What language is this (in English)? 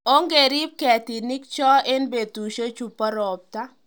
Kalenjin